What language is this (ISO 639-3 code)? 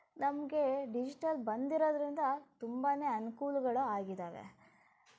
kan